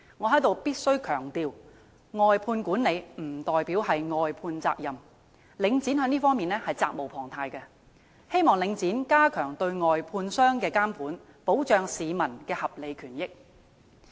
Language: Cantonese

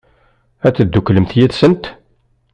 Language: Kabyle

